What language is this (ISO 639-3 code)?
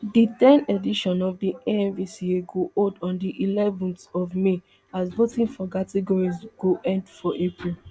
pcm